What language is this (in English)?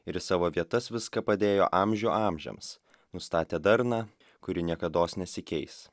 Lithuanian